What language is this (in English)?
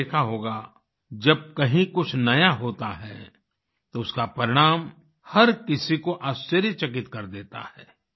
Hindi